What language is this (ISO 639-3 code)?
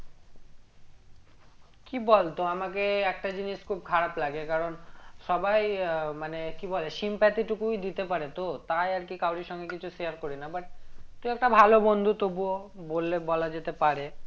ben